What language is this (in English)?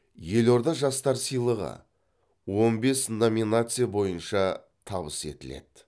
Kazakh